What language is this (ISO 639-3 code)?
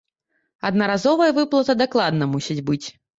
bel